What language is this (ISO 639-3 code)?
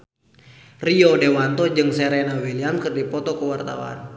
sun